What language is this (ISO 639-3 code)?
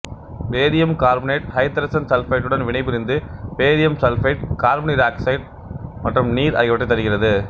tam